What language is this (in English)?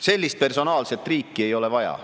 Estonian